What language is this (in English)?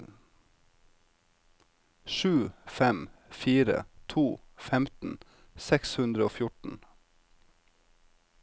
Norwegian